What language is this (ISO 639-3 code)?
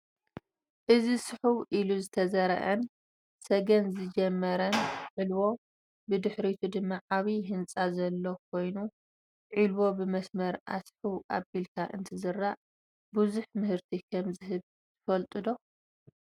tir